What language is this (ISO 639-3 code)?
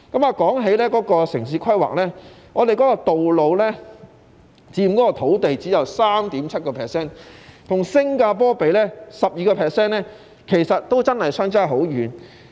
yue